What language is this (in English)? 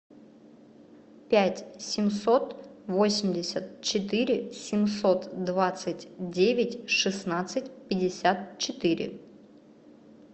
Russian